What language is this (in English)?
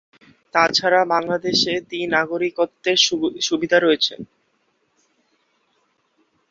Bangla